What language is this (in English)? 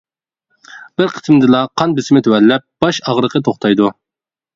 Uyghur